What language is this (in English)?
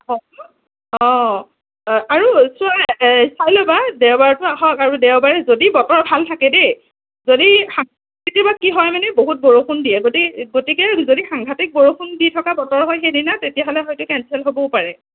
Assamese